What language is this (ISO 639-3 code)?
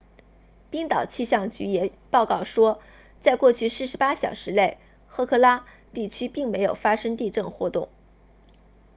zho